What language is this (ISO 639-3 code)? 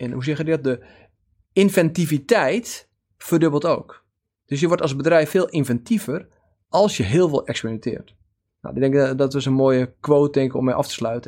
nld